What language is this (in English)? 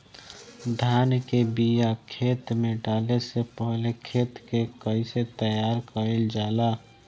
Bhojpuri